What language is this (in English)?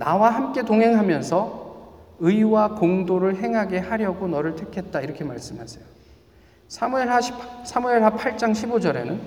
Korean